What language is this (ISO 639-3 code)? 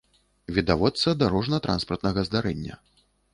bel